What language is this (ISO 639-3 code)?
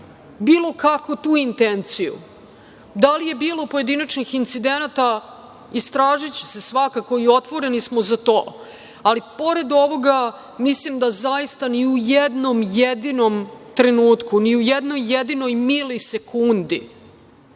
srp